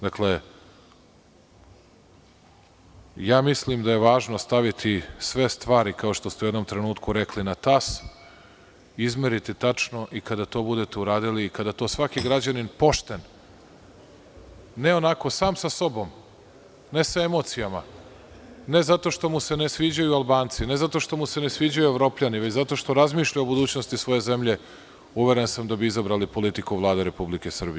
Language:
Serbian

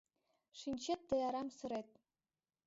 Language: Mari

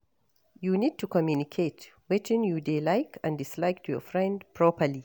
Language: Nigerian Pidgin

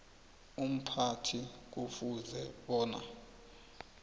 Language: South Ndebele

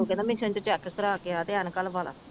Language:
Punjabi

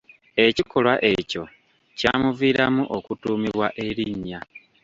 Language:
Ganda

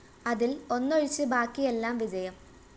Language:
Malayalam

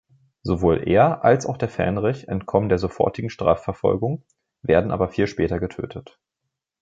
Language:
German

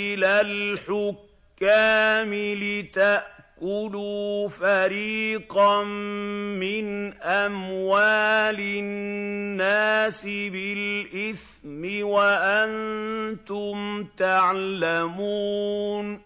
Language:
Arabic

